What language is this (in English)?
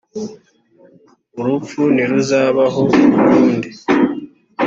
Kinyarwanda